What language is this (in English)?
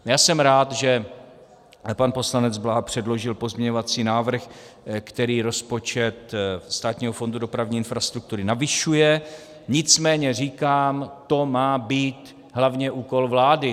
Czech